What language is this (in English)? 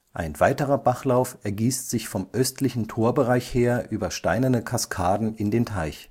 German